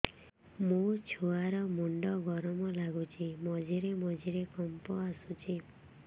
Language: Odia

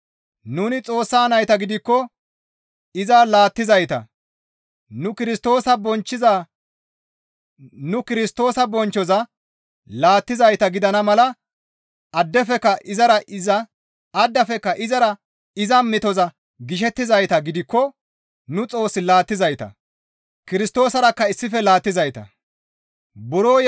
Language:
Gamo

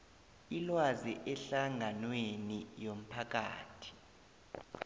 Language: South Ndebele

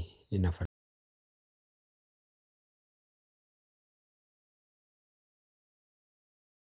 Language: Masai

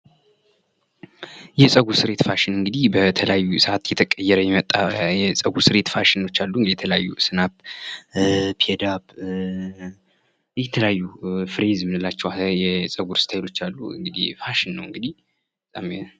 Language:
Amharic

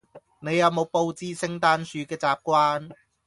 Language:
Cantonese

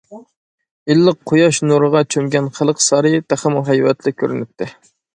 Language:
Uyghur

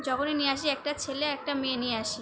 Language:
Bangla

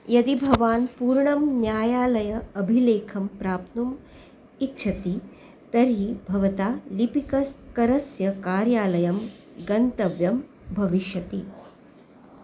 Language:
Sanskrit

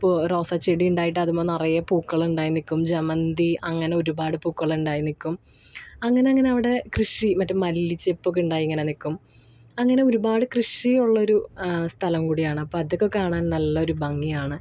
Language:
Malayalam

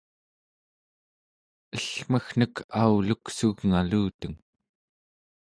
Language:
Central Yupik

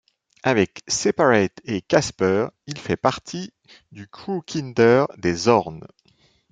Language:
French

